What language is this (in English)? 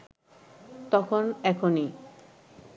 Bangla